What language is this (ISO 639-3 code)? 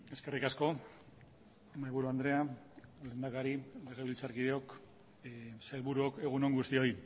eus